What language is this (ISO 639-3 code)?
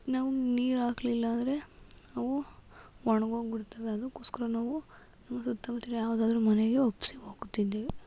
kan